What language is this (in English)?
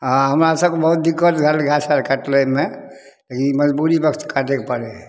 Maithili